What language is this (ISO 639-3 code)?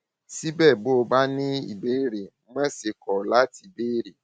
yor